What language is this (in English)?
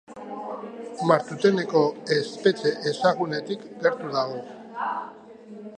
Basque